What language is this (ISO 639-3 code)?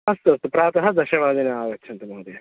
san